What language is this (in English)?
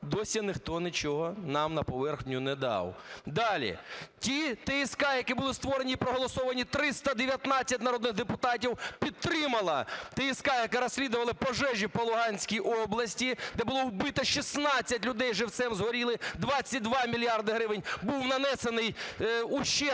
Ukrainian